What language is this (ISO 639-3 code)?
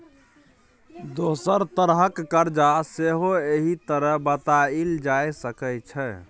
mai